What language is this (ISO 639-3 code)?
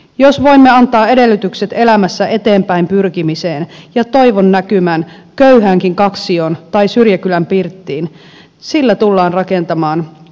fin